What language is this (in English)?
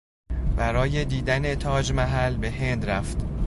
Persian